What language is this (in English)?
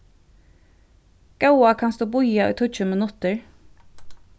Faroese